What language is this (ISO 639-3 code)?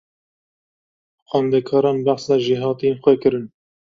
kur